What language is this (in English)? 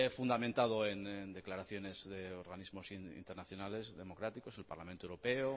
Spanish